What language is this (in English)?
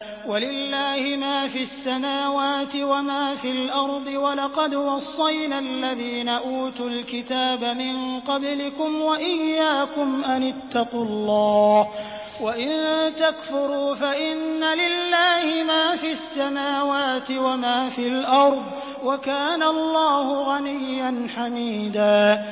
Arabic